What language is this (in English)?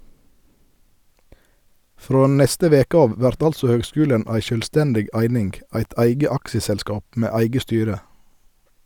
Norwegian